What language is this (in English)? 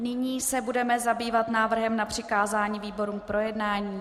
Czech